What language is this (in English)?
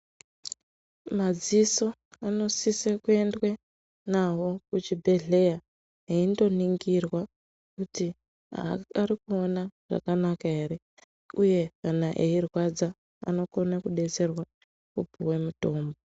Ndau